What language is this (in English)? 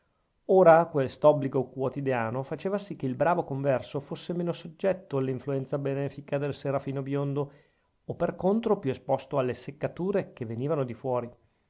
Italian